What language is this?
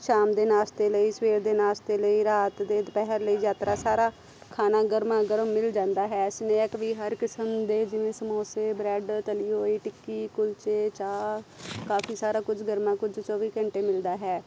Punjabi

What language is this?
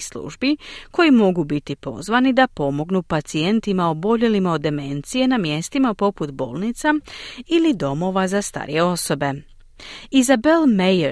Croatian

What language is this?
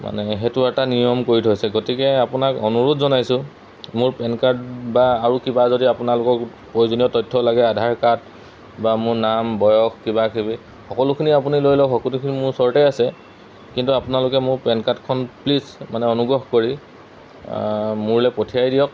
Assamese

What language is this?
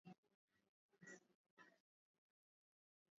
Swahili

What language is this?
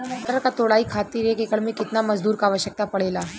Bhojpuri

